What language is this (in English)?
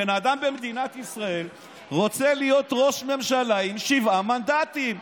Hebrew